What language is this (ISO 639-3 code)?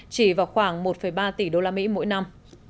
vie